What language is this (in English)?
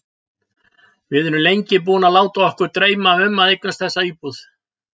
Icelandic